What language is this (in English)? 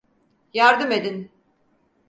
Turkish